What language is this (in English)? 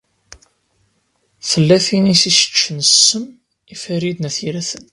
Kabyle